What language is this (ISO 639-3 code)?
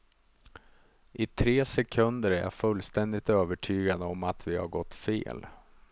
swe